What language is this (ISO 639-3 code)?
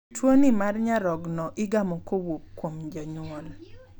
luo